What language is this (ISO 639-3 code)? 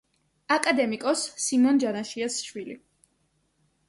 kat